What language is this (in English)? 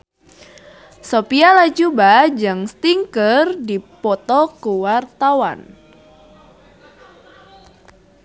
Sundanese